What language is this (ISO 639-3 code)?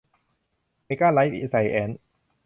tha